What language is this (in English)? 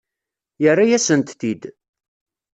Kabyle